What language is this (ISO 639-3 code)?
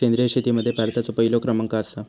mar